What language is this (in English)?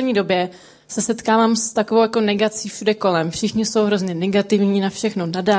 Czech